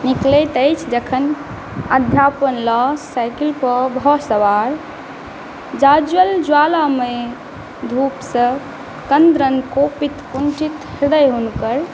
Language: Maithili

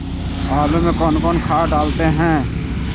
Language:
Magahi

